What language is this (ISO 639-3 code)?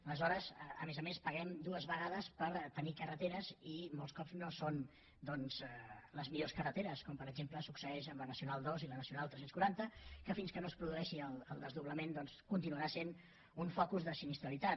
cat